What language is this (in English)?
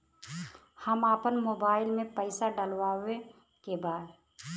Bhojpuri